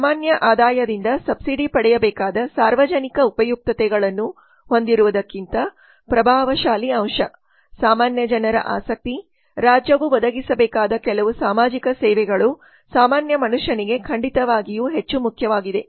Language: Kannada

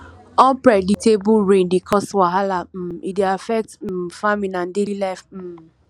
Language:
Nigerian Pidgin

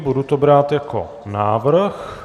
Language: Czech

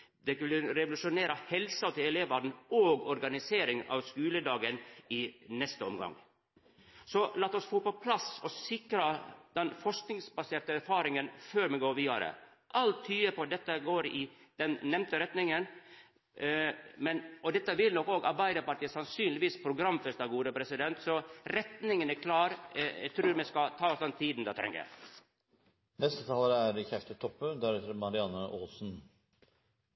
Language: Norwegian Nynorsk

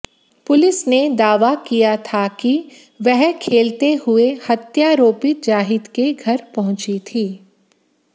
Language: Hindi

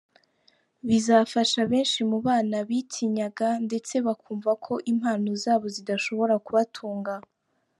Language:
Kinyarwanda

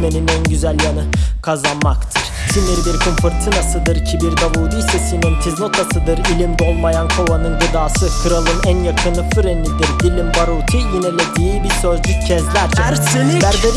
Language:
Turkish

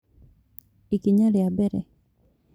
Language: Kikuyu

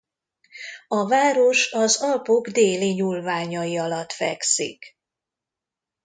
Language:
Hungarian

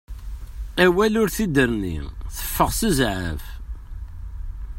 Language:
Kabyle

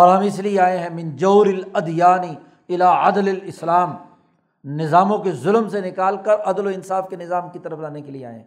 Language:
Urdu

